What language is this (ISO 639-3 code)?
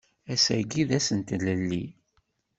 kab